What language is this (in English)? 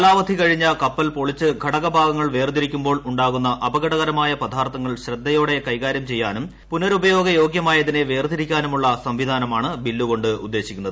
Malayalam